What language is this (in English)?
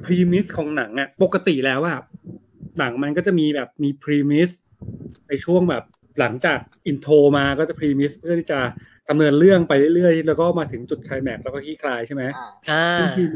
Thai